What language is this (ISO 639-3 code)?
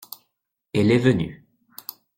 fra